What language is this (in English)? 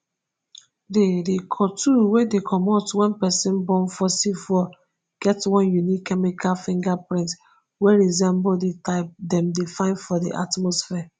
Nigerian Pidgin